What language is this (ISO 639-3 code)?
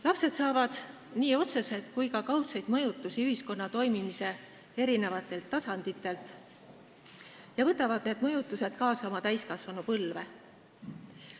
est